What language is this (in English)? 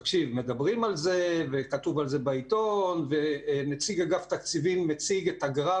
Hebrew